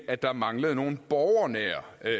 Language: Danish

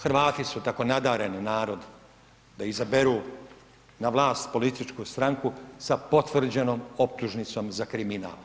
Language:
Croatian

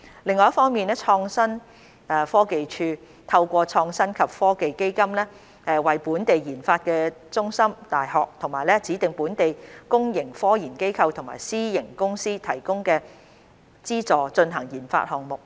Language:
Cantonese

